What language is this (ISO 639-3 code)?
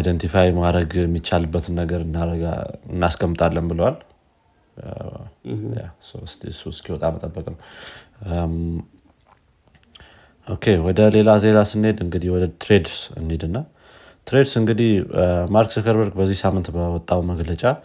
amh